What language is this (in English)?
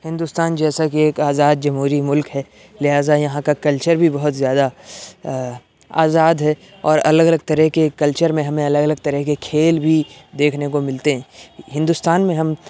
Urdu